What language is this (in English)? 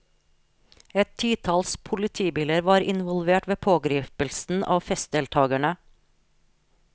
Norwegian